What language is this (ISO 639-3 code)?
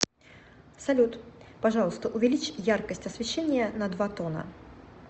rus